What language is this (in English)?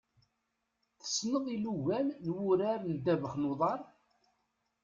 Kabyle